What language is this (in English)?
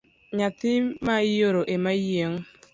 Luo (Kenya and Tanzania)